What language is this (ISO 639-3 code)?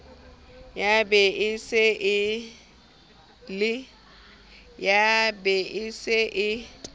sot